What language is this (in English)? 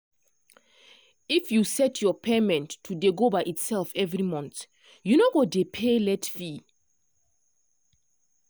Nigerian Pidgin